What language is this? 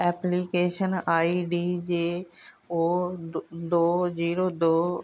Punjabi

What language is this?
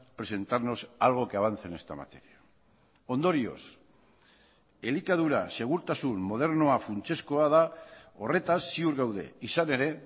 Basque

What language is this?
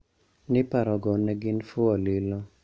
Luo (Kenya and Tanzania)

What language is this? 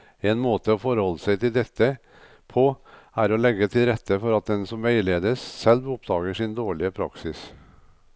Norwegian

